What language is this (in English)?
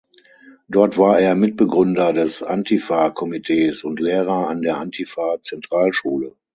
German